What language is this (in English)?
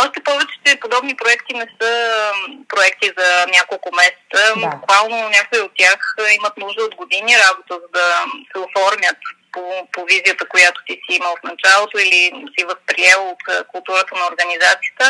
Bulgarian